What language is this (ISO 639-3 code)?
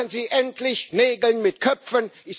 deu